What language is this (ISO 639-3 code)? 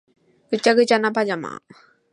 jpn